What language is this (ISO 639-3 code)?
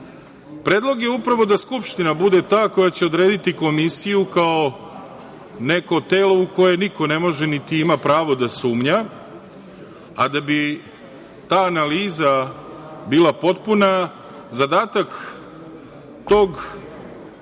srp